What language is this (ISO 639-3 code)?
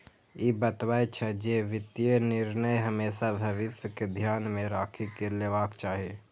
mai